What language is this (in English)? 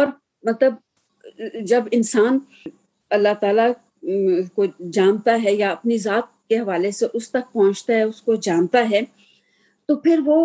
Urdu